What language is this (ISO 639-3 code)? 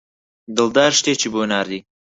ckb